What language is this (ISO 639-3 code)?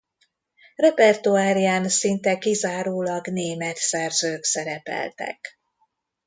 hun